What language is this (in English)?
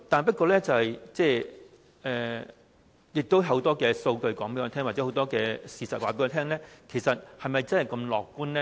Cantonese